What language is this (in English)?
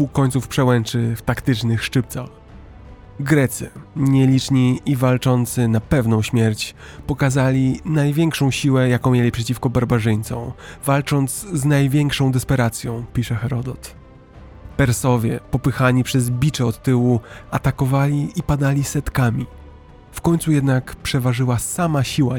Polish